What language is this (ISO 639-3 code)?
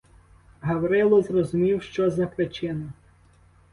ukr